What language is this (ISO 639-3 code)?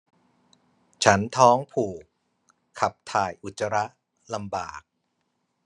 tha